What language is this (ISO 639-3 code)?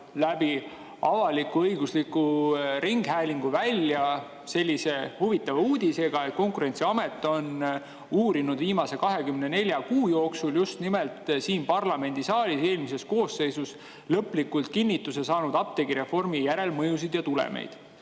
est